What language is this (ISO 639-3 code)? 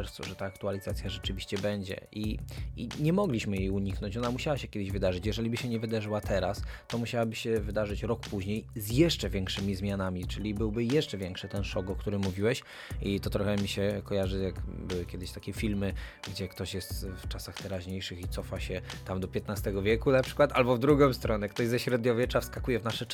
pol